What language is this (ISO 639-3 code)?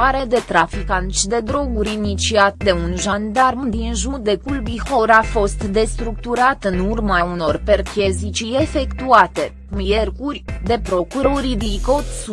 ron